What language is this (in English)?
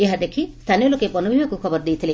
Odia